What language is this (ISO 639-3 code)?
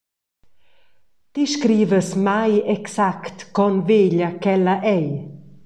roh